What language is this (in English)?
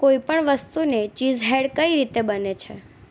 Gujarati